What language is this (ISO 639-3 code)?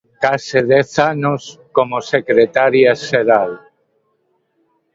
glg